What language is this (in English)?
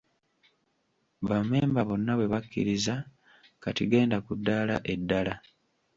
Ganda